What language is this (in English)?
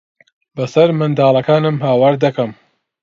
Central Kurdish